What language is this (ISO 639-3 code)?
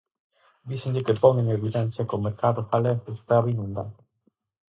glg